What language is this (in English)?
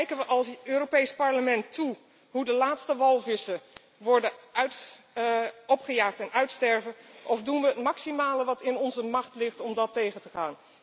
Dutch